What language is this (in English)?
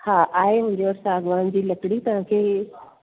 Sindhi